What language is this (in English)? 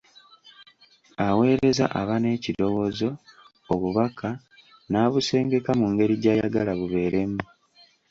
Ganda